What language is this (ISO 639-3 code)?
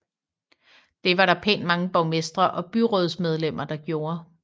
dan